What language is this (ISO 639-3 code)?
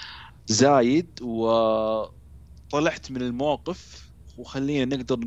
ara